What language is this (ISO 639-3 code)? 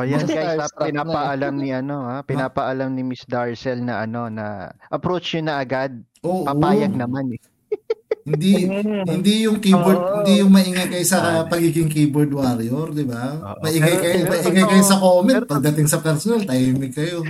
fil